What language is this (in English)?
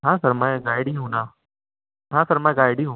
Urdu